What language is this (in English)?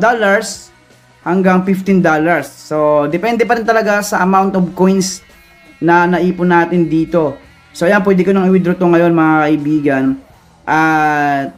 Filipino